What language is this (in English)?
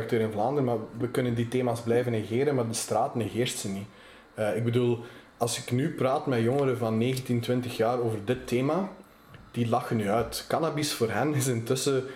Dutch